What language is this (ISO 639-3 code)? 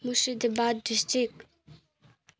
nep